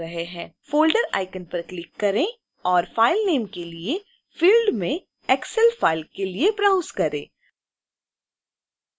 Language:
Hindi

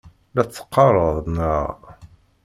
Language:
Kabyle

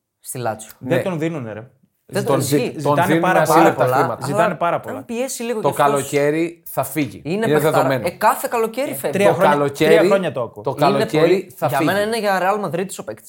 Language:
Greek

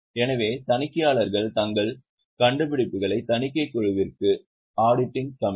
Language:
Tamil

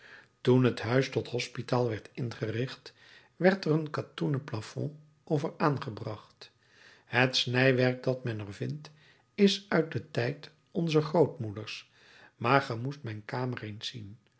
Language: Dutch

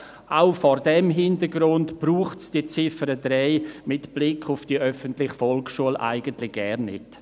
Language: Swiss German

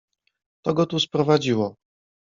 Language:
Polish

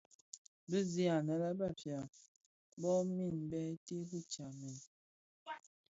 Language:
Bafia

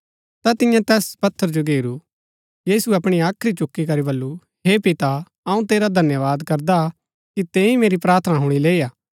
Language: Gaddi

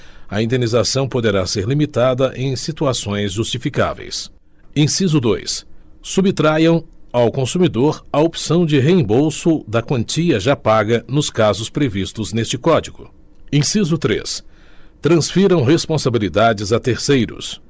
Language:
Portuguese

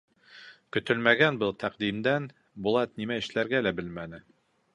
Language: Bashkir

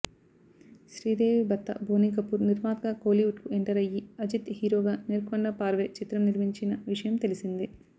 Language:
Telugu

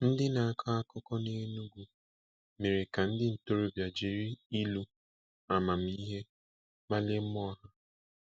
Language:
Igbo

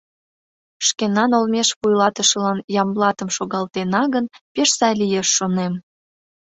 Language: Mari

